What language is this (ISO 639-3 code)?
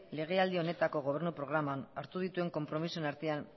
eus